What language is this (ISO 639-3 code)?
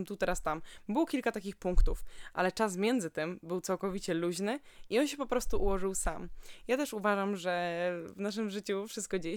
pol